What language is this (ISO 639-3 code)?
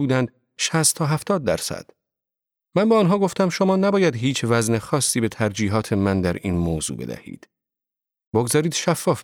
fas